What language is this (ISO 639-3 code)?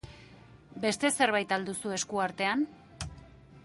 eus